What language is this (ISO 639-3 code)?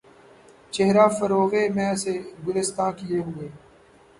urd